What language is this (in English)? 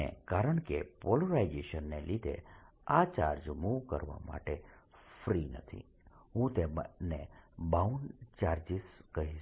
Gujarati